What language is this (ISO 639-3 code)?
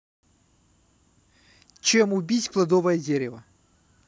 rus